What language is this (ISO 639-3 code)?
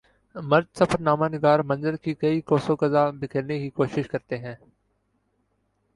urd